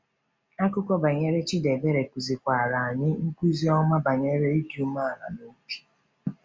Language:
Igbo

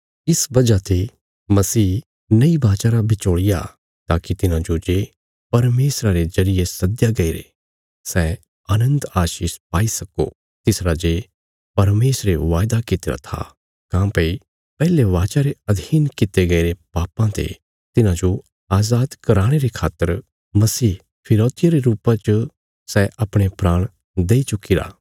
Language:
Bilaspuri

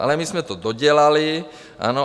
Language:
Czech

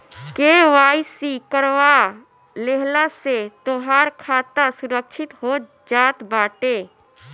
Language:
Bhojpuri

